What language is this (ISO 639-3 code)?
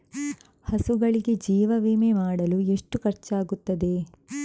kan